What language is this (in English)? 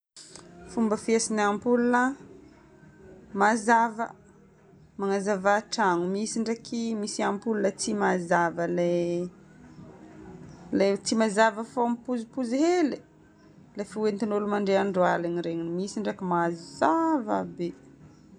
Northern Betsimisaraka Malagasy